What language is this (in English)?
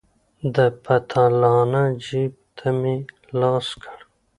Pashto